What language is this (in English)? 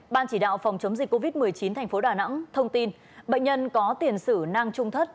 Vietnamese